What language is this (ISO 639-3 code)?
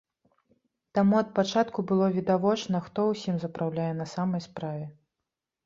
bel